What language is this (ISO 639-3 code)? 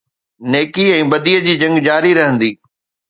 snd